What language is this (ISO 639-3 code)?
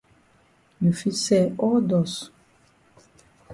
wes